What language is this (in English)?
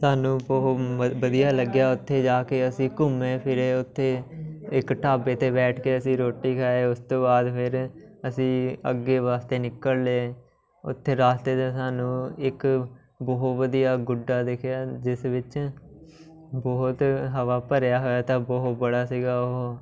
Punjabi